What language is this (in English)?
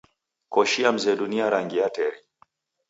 Taita